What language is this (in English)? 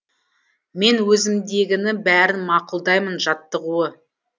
Kazakh